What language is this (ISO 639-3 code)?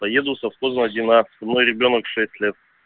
rus